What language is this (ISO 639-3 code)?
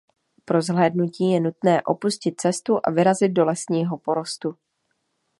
ces